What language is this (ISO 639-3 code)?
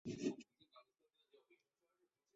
zho